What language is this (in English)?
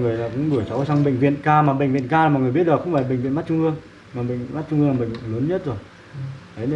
Vietnamese